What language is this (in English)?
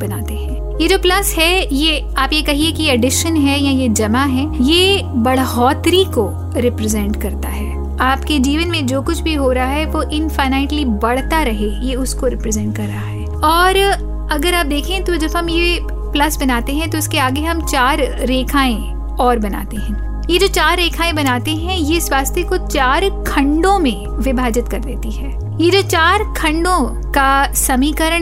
Hindi